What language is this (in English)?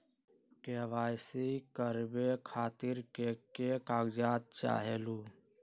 Magahi